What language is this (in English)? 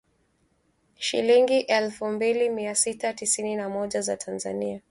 Swahili